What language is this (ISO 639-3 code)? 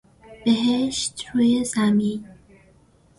fas